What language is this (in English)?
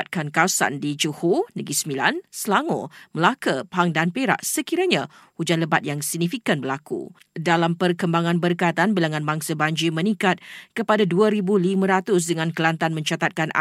Malay